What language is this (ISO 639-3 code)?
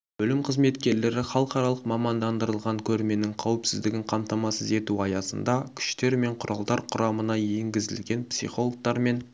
kaz